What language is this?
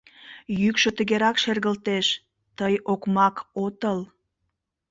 Mari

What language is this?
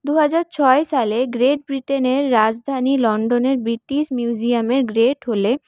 Bangla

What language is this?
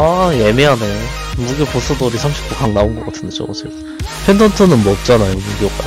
Korean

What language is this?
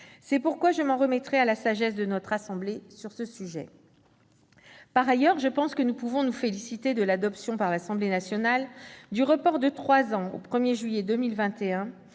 French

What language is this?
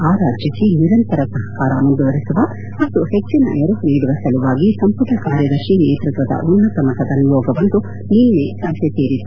Kannada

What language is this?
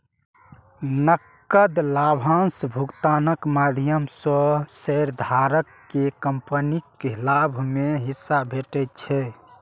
Maithili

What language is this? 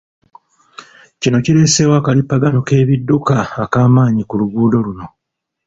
Ganda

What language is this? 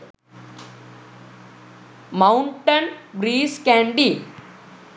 Sinhala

